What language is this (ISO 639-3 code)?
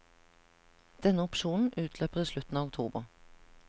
nor